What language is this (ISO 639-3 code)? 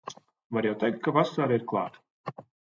lav